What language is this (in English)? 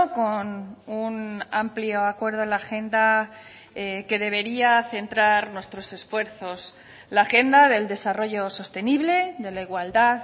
Spanish